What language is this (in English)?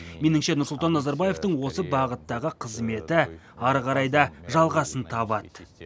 Kazakh